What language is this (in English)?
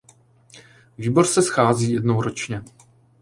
Czech